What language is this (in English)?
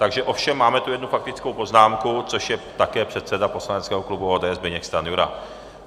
Czech